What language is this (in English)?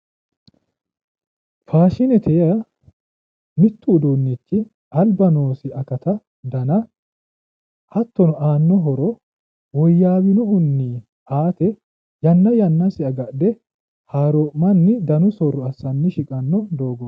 Sidamo